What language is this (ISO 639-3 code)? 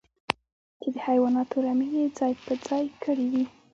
pus